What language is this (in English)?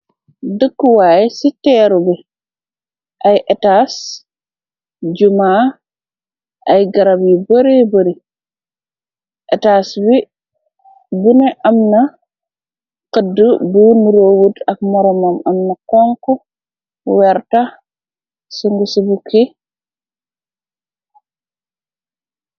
Wolof